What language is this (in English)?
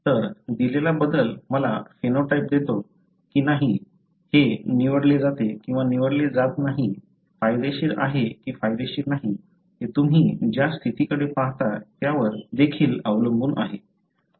Marathi